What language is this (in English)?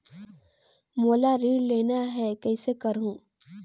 Chhattisgarhi